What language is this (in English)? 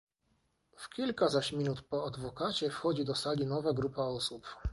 Polish